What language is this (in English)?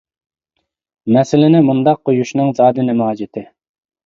Uyghur